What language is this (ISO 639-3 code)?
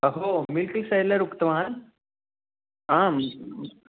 san